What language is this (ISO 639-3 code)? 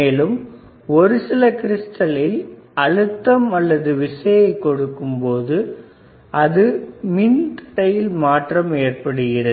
tam